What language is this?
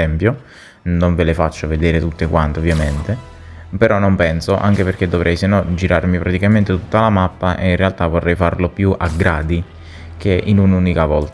Italian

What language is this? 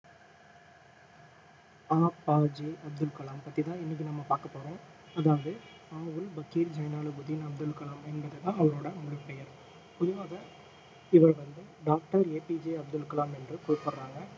Tamil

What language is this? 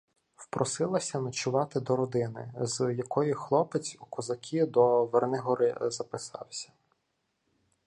Ukrainian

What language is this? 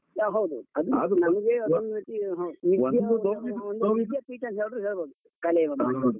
Kannada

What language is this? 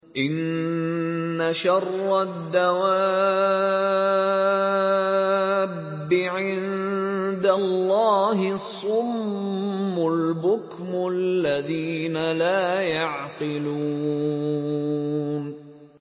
Arabic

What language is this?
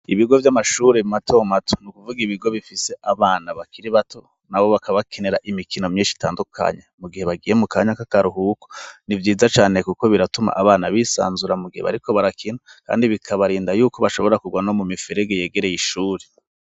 Rundi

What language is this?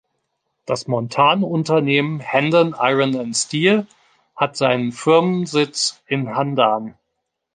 German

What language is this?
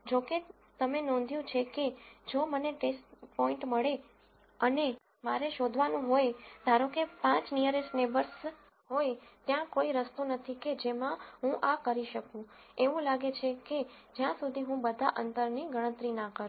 Gujarati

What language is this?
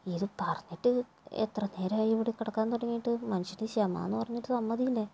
Malayalam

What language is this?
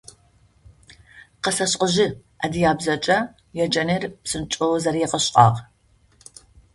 Adyghe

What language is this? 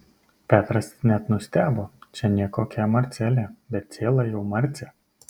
Lithuanian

